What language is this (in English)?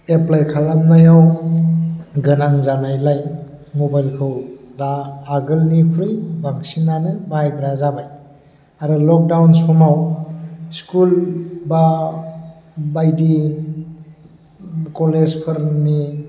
Bodo